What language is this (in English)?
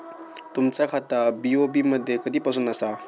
Marathi